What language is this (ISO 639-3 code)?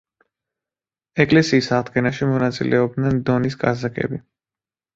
kat